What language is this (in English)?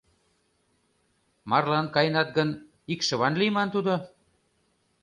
Mari